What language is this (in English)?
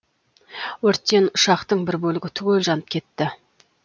Kazakh